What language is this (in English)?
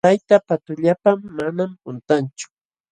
Jauja Wanca Quechua